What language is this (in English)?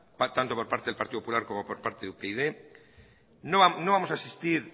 Spanish